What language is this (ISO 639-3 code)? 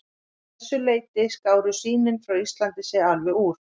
isl